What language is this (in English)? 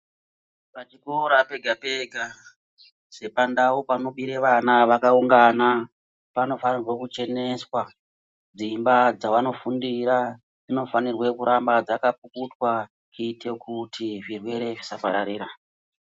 Ndau